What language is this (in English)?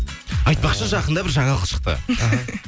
Kazakh